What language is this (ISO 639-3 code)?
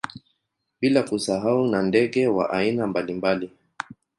swa